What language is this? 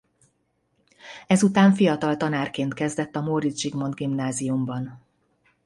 Hungarian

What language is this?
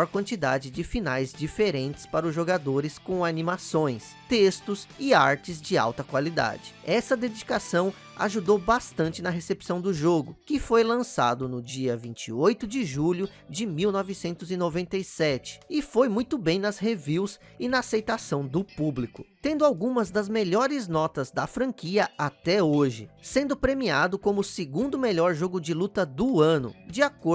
Portuguese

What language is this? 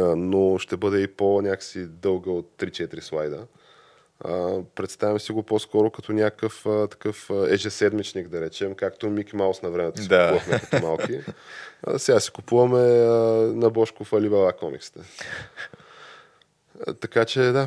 Bulgarian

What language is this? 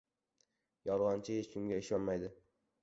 Uzbek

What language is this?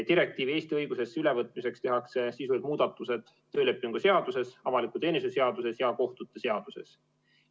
Estonian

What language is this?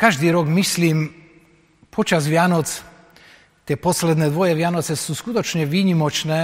Slovak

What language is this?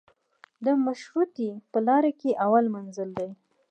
Pashto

